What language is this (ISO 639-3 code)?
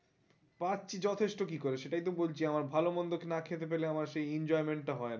ben